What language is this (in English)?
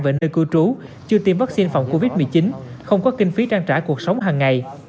Vietnamese